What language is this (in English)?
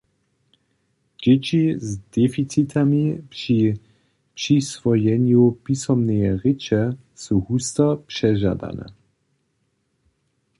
Upper Sorbian